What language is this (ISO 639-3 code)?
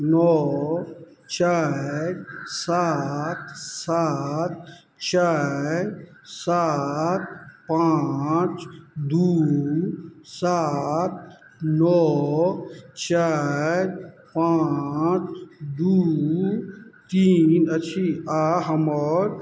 mai